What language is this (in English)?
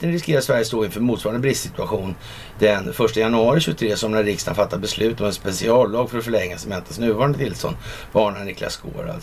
Swedish